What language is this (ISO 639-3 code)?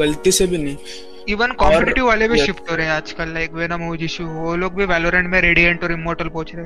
hin